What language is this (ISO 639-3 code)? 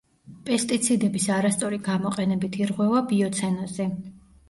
kat